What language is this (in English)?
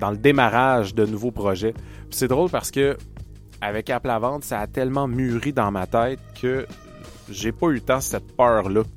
French